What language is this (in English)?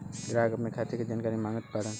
Bhojpuri